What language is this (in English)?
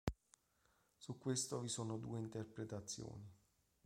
Italian